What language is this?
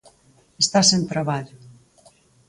Galician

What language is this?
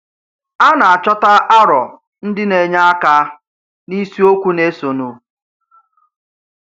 Igbo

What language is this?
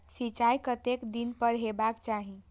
Maithili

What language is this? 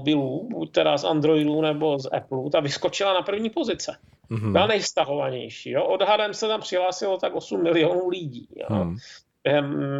Czech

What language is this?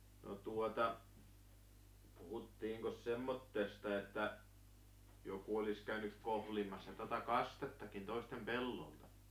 Finnish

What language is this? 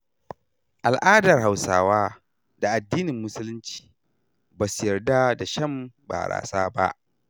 Hausa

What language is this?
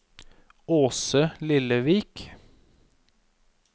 Norwegian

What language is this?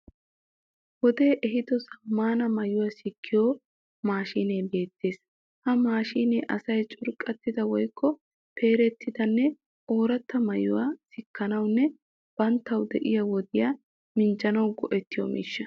Wolaytta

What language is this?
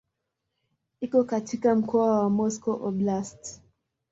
Swahili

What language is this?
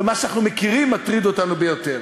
Hebrew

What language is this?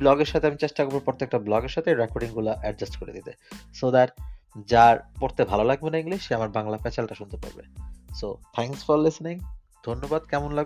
Bangla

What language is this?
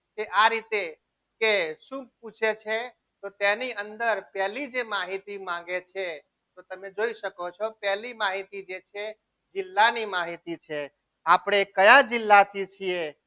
Gujarati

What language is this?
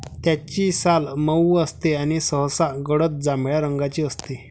Marathi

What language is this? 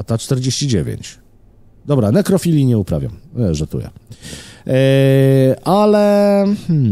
Polish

